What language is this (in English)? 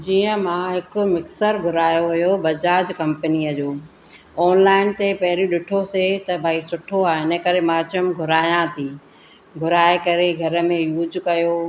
Sindhi